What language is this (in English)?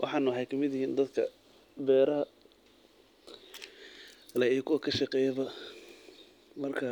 Somali